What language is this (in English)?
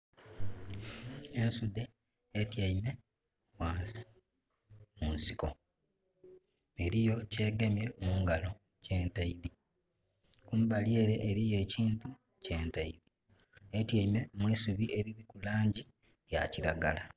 Soga